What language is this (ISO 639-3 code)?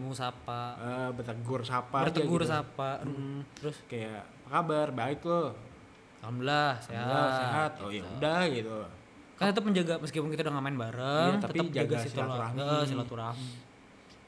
ind